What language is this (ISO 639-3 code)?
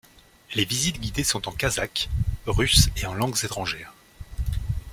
fra